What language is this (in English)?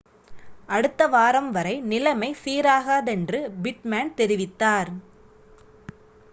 Tamil